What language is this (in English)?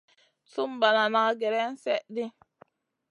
Masana